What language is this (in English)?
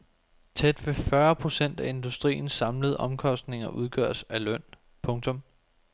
Danish